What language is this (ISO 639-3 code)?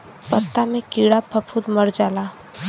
bho